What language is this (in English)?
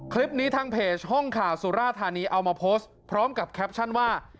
Thai